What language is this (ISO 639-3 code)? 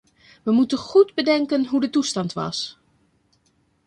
nld